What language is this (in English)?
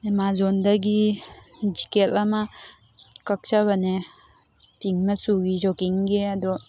Manipuri